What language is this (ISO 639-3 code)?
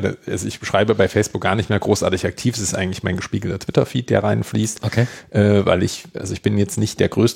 deu